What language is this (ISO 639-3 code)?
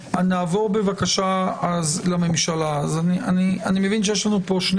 heb